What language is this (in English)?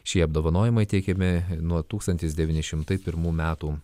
Lithuanian